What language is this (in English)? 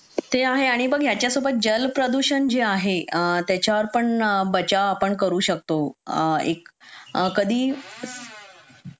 Marathi